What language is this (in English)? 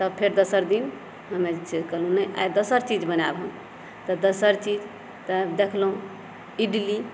Maithili